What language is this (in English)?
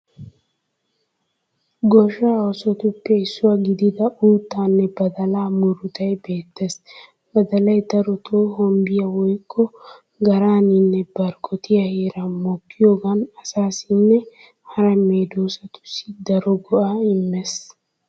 Wolaytta